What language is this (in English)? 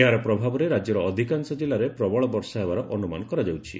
Odia